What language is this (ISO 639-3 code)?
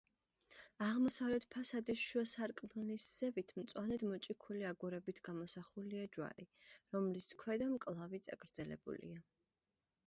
kat